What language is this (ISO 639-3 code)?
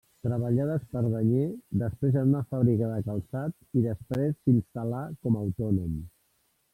cat